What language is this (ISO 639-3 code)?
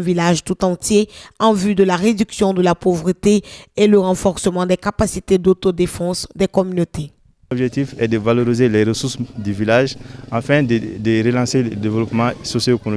fra